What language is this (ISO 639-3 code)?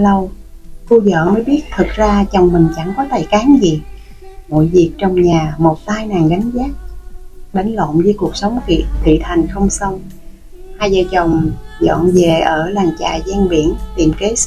vie